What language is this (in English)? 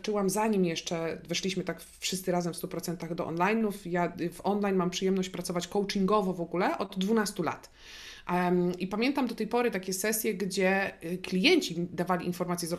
Polish